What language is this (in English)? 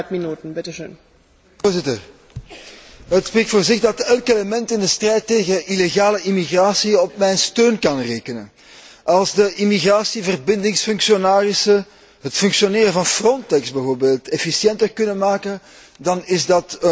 Dutch